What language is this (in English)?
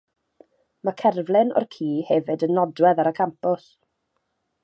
Welsh